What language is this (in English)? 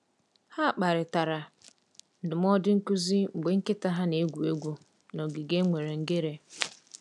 Igbo